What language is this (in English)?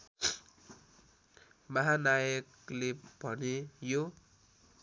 Nepali